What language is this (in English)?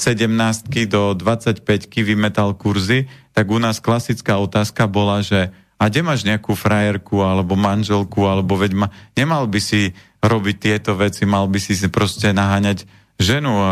Slovak